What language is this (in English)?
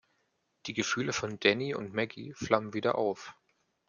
German